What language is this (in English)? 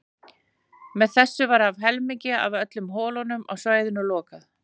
Icelandic